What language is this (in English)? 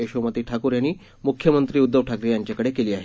Marathi